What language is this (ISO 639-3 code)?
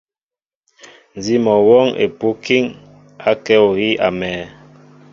mbo